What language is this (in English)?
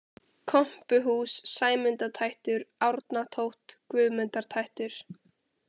Icelandic